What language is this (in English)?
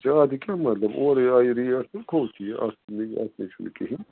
Kashmiri